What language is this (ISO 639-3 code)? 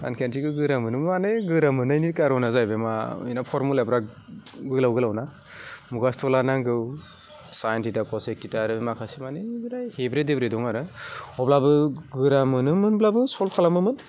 brx